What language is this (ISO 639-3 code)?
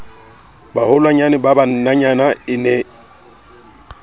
sot